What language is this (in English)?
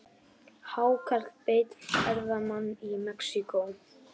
Icelandic